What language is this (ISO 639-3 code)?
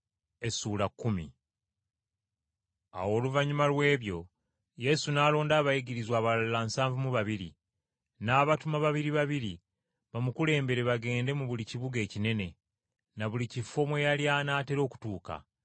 lug